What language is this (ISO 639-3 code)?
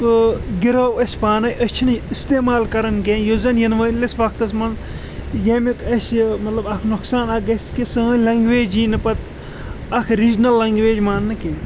kas